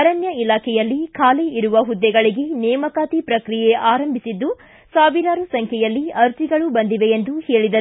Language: Kannada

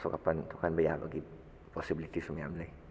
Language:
Manipuri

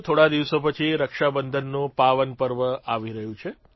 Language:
Gujarati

